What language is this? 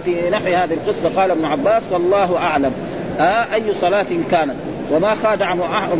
Arabic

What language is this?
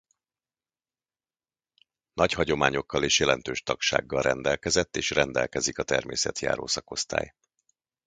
Hungarian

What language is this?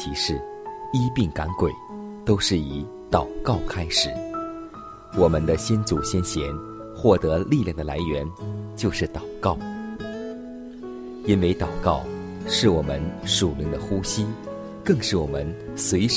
Chinese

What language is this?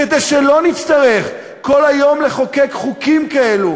Hebrew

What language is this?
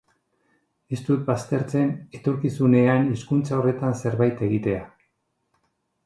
Basque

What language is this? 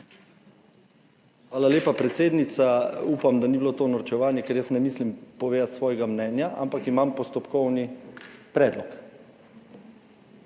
Slovenian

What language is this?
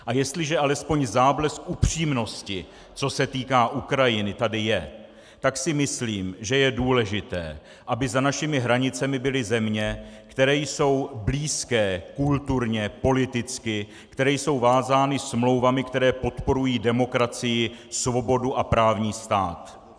Czech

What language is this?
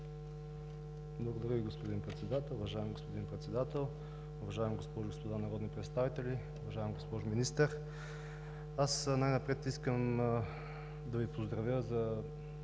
Bulgarian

